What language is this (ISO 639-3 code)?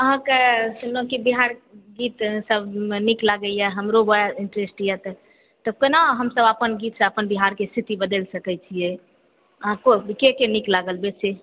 mai